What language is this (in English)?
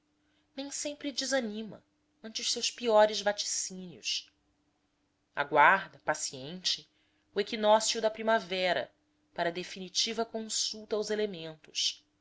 Portuguese